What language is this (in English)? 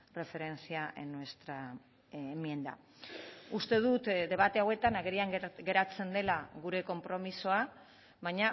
Basque